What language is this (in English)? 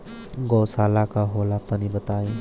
Bhojpuri